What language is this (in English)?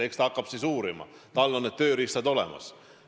Estonian